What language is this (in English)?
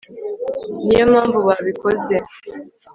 Kinyarwanda